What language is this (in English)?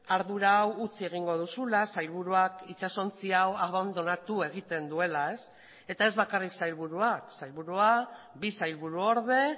Basque